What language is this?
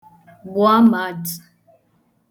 Igbo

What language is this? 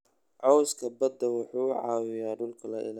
Somali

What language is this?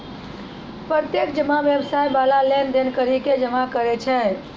Maithili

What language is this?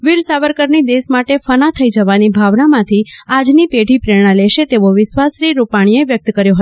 Gujarati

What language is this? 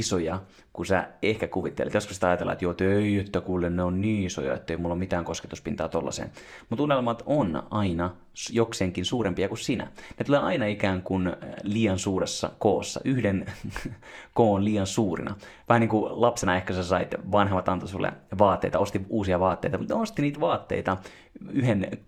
Finnish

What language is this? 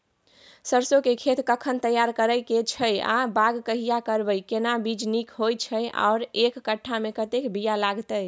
Maithili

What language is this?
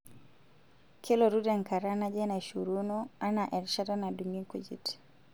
Masai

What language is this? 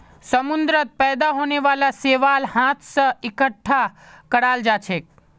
Magahi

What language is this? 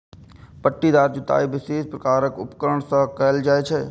Maithili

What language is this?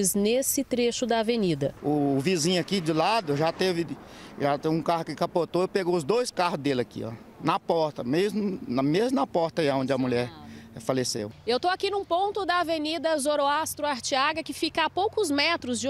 Portuguese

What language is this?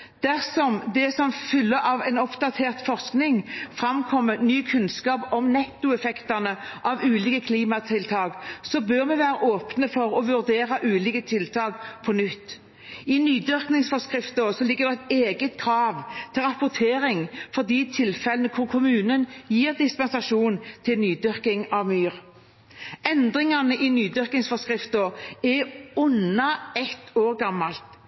Norwegian Bokmål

